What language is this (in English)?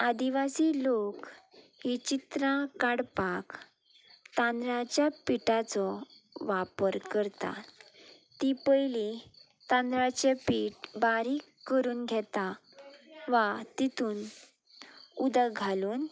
Konkani